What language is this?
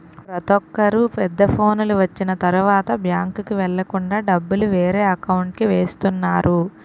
Telugu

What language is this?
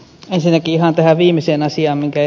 Finnish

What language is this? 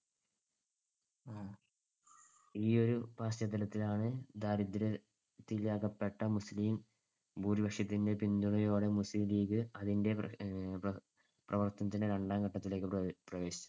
Malayalam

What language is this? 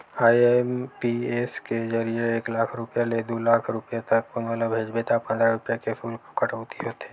Chhattisgarhi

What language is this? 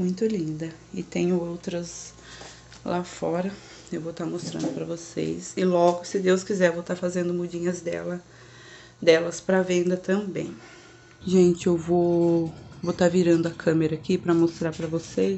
Portuguese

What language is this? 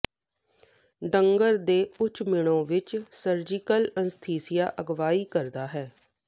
Punjabi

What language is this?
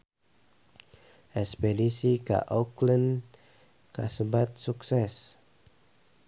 Sundanese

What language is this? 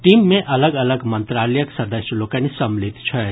Maithili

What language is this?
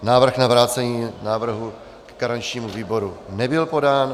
Czech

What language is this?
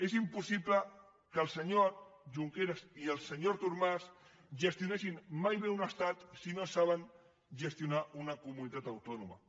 Catalan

